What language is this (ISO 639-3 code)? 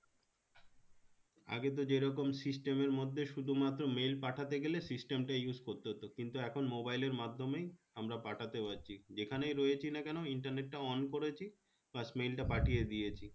ben